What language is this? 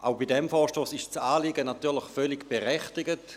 Swiss German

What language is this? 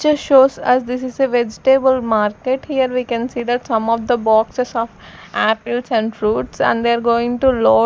English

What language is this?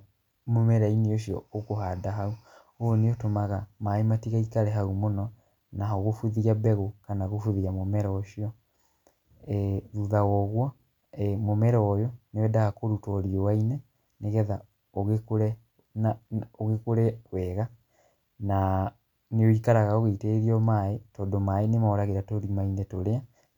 Kikuyu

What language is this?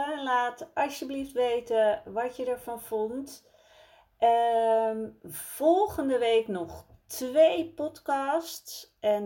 Dutch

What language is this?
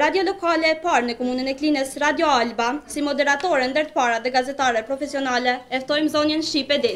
Romanian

